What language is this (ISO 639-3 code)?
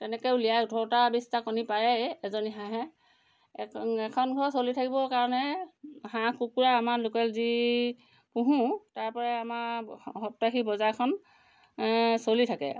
asm